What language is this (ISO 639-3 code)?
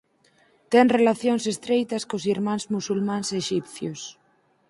glg